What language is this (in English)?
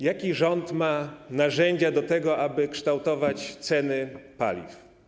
Polish